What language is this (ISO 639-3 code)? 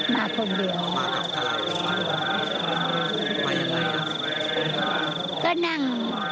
tha